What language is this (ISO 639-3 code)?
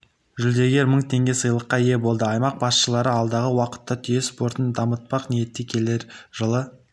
kaz